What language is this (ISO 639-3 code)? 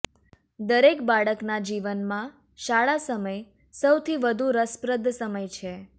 guj